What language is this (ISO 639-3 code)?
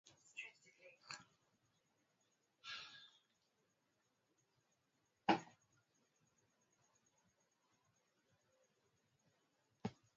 swa